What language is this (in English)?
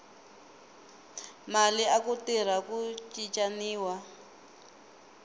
Tsonga